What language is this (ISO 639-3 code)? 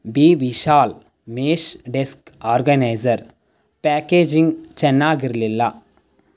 kan